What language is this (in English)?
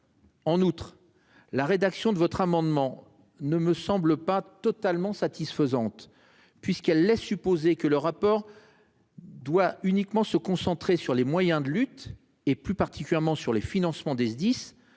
French